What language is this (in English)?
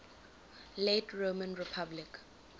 English